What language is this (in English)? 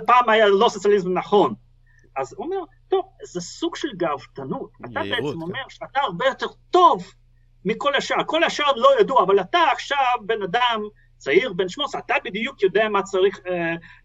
Hebrew